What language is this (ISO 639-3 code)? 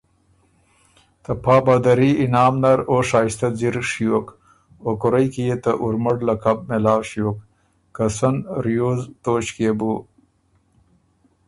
oru